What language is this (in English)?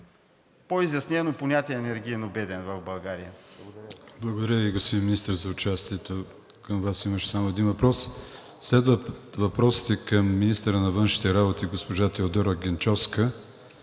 Bulgarian